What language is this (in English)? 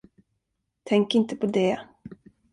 Swedish